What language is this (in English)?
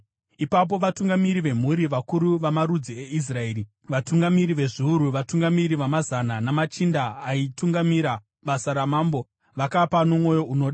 Shona